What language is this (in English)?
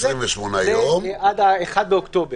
Hebrew